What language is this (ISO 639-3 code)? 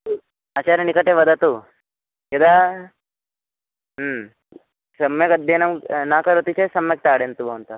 san